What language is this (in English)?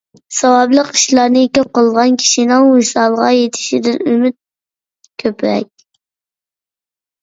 Uyghur